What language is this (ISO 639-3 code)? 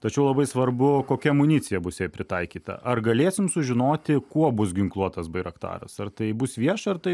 lit